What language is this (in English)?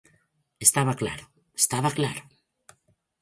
Galician